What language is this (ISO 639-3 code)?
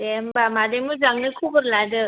brx